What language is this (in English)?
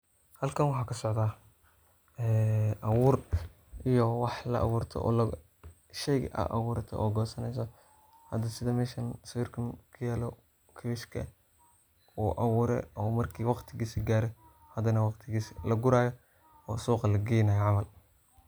Somali